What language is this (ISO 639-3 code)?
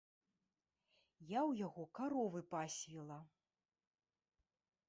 bel